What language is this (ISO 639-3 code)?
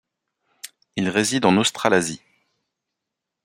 fra